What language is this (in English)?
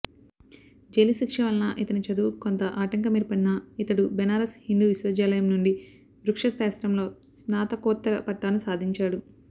Telugu